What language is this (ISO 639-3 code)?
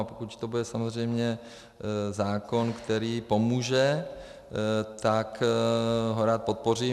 ces